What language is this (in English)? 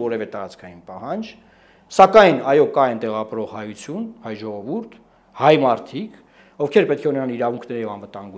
Romanian